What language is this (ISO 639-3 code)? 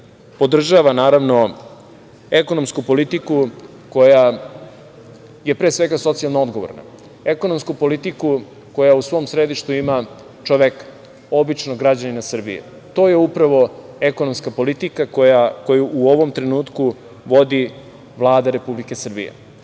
srp